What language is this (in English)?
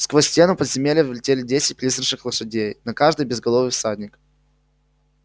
Russian